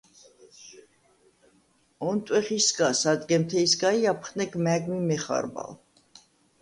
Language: Svan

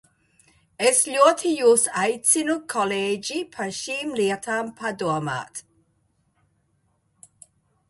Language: Latvian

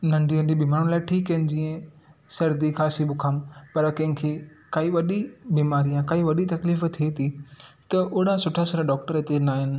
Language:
Sindhi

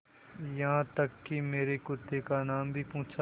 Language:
Hindi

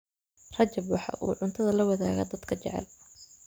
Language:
Somali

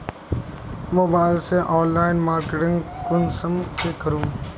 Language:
Magahi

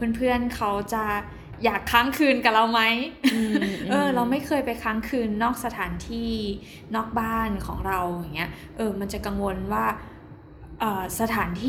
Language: Thai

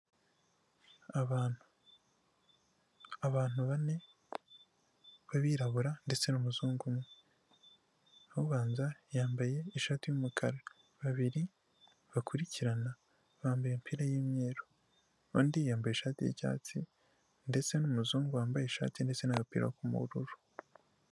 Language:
Kinyarwanda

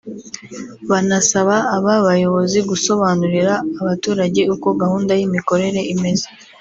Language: Kinyarwanda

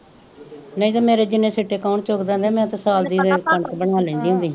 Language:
Punjabi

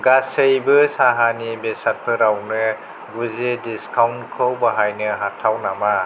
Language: Bodo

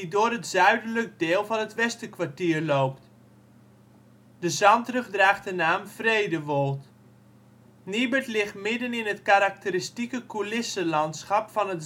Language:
Dutch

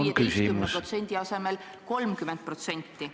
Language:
Estonian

